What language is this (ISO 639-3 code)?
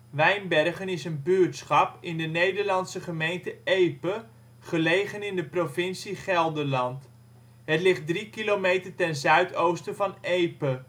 nld